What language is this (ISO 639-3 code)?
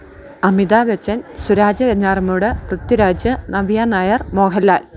mal